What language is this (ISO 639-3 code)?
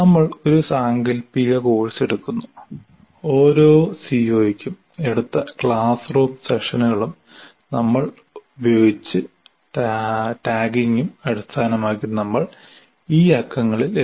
mal